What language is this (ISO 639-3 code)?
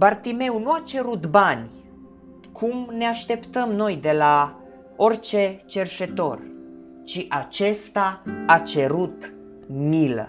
ron